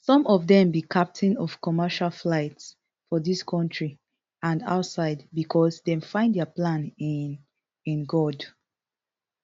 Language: Nigerian Pidgin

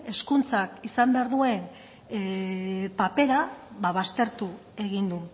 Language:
Basque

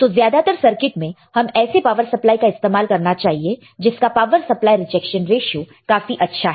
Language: Hindi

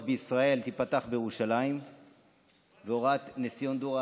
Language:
Hebrew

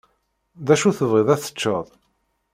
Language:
Kabyle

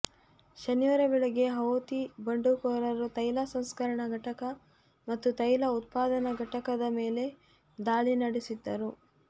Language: Kannada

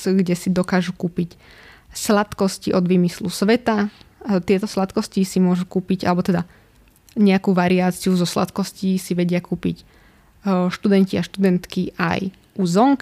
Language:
Slovak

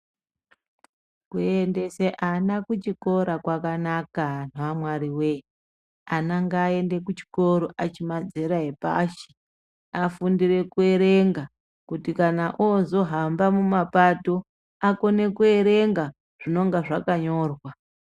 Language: Ndau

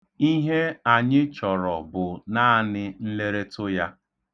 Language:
Igbo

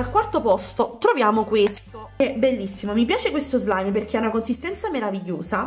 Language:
Italian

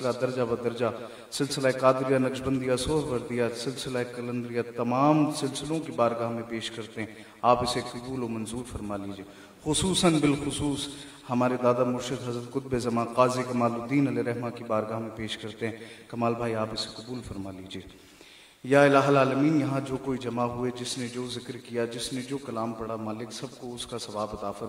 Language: Arabic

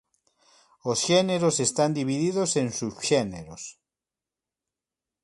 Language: Galician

